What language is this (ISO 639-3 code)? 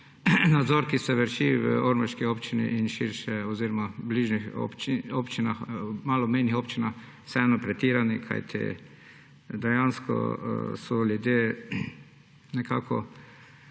slv